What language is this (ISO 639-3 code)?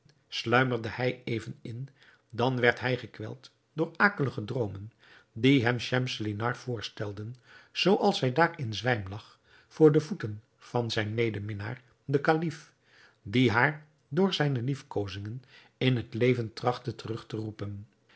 nld